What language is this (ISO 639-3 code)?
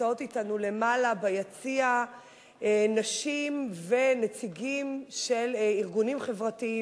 heb